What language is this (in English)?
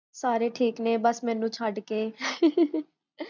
Punjabi